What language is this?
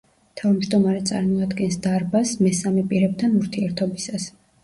Georgian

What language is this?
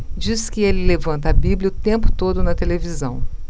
Portuguese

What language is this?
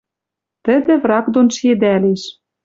Western Mari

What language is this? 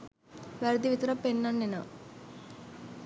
Sinhala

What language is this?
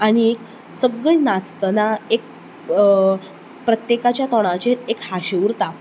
Konkani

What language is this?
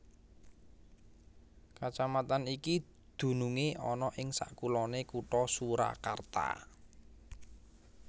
Javanese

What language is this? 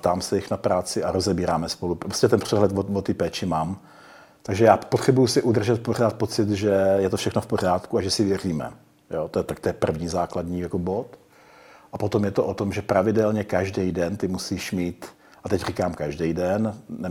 Czech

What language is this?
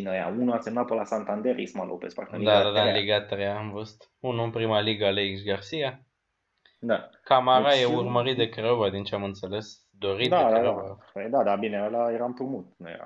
Romanian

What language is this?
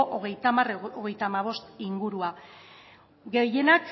Basque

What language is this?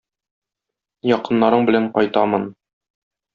Tatar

